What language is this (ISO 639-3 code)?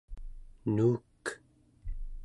esu